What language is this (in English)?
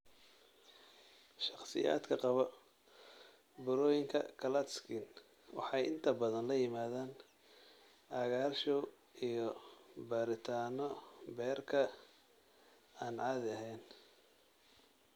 Somali